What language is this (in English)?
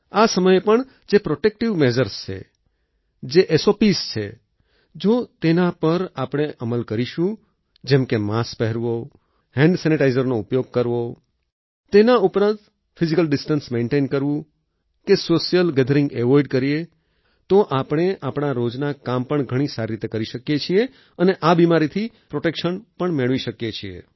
Gujarati